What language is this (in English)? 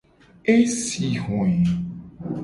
Gen